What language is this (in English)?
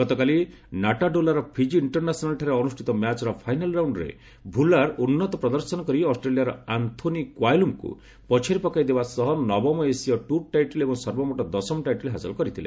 Odia